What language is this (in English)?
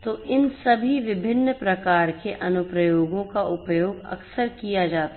Hindi